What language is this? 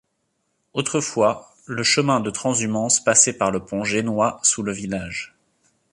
French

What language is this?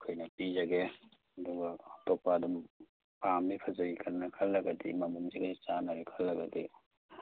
Manipuri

